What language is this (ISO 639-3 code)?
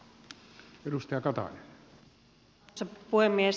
fin